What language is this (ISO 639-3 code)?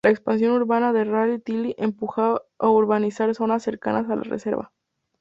spa